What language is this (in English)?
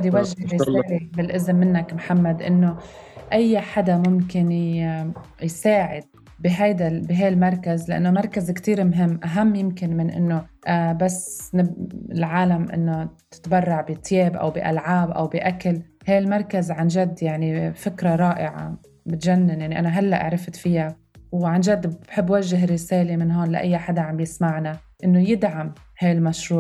Arabic